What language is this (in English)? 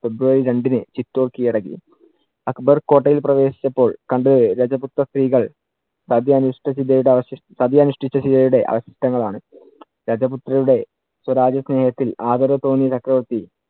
Malayalam